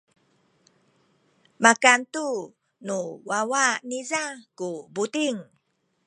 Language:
Sakizaya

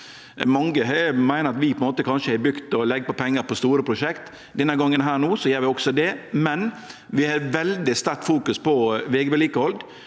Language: Norwegian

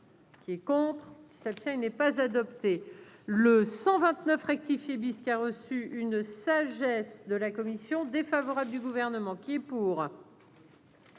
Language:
French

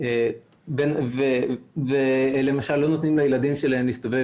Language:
Hebrew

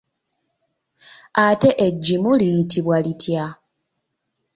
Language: Ganda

